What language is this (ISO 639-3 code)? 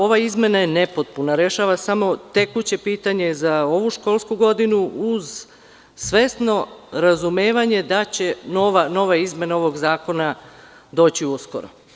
srp